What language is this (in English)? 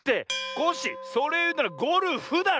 Japanese